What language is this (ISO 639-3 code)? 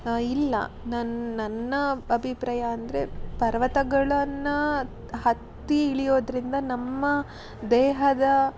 kan